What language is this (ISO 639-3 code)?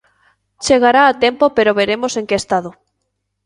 glg